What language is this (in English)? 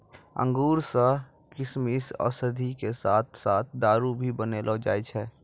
Maithili